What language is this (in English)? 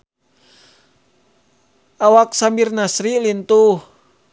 Sundanese